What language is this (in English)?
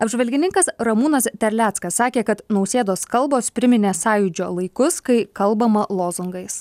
Lithuanian